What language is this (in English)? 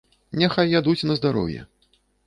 Belarusian